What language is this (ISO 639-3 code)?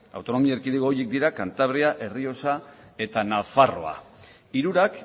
eus